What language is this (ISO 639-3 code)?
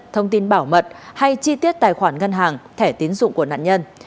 vie